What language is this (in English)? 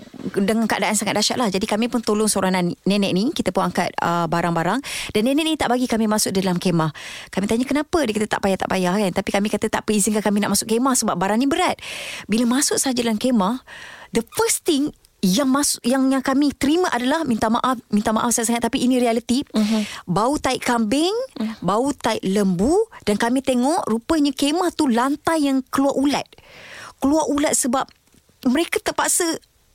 Malay